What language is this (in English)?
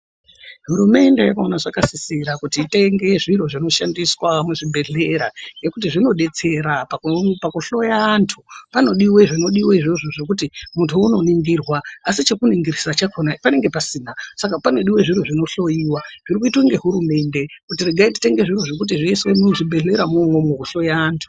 Ndau